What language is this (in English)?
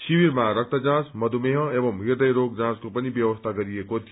Nepali